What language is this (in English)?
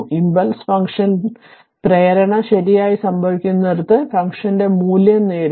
Malayalam